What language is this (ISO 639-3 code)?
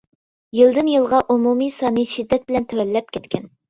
uig